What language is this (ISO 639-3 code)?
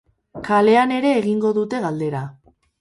eus